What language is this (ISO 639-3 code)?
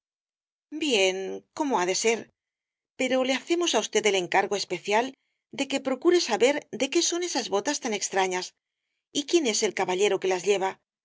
spa